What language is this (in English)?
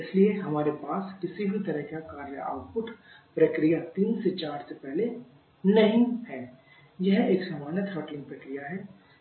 Hindi